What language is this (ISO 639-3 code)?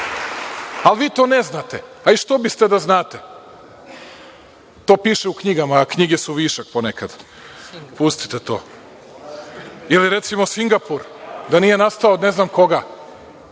srp